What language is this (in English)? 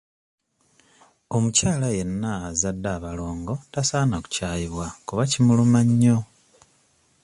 Ganda